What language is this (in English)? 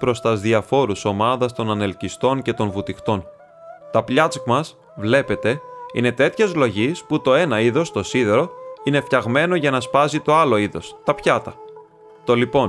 Greek